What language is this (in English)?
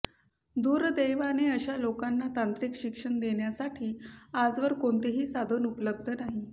Marathi